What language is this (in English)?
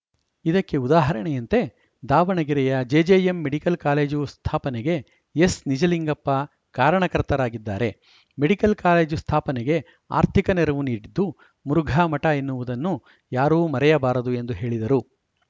Kannada